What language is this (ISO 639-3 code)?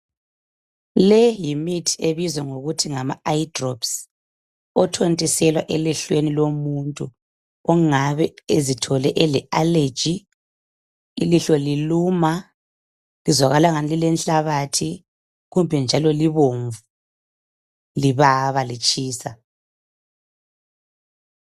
nde